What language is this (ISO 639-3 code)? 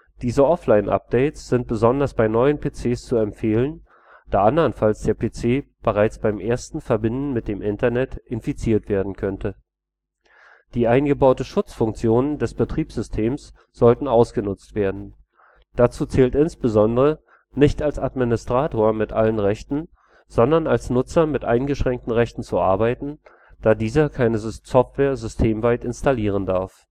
deu